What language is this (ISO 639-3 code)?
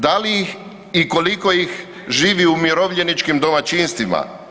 hrv